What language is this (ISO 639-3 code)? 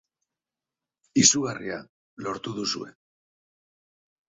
eus